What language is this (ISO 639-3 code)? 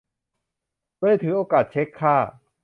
tha